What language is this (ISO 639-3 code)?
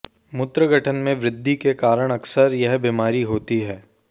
hin